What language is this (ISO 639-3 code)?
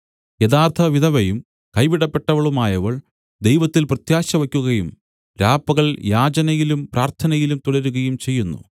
mal